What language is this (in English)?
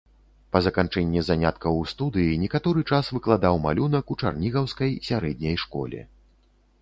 Belarusian